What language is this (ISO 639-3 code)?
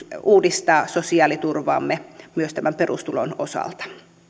fin